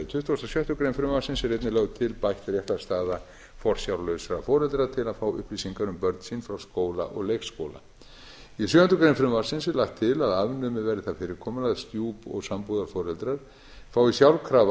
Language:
Icelandic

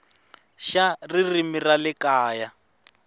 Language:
Tsonga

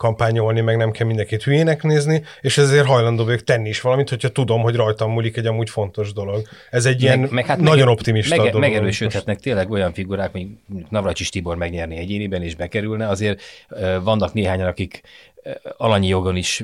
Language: Hungarian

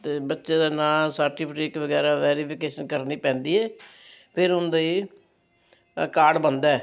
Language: Punjabi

